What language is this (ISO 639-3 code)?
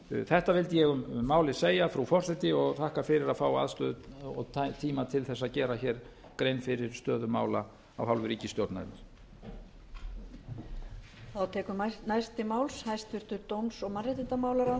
isl